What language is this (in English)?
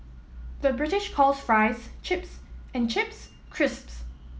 English